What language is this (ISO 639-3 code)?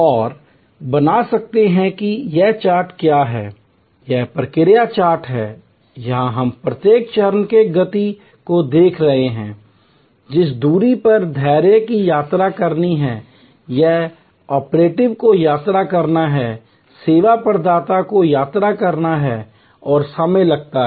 hin